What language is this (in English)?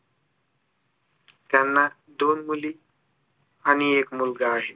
Marathi